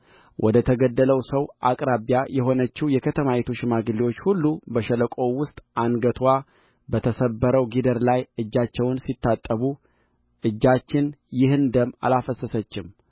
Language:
Amharic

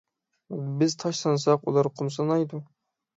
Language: Uyghur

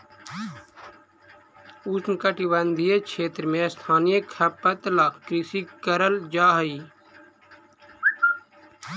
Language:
Magahi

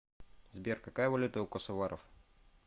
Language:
Russian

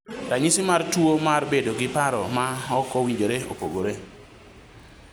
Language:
Luo (Kenya and Tanzania)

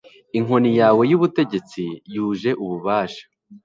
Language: Kinyarwanda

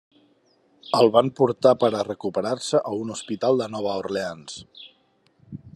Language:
Catalan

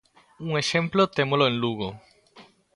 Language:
Galician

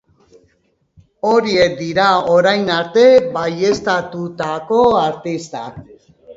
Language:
Basque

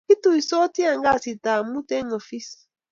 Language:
Kalenjin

